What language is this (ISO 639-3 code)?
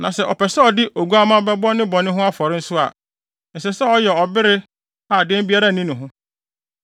aka